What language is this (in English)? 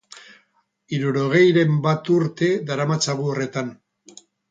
Basque